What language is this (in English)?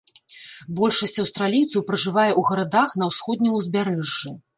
Belarusian